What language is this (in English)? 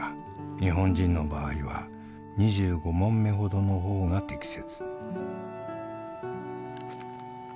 Japanese